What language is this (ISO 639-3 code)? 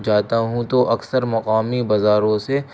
urd